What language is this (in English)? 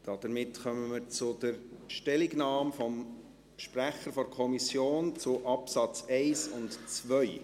Swiss German